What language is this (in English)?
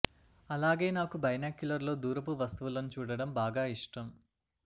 Telugu